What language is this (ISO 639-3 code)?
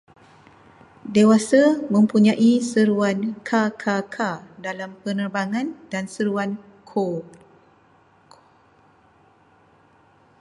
msa